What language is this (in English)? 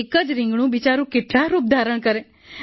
Gujarati